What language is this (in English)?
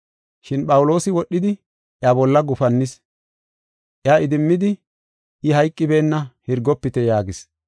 Gofa